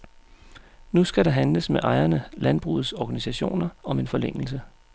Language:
Danish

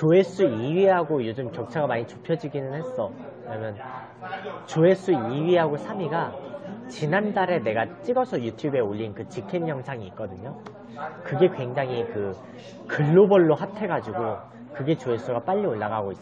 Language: Korean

